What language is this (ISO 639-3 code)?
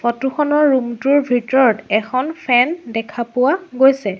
asm